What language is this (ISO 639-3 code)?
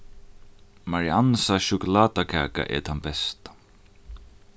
fao